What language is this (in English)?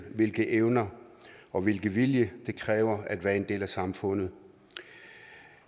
Danish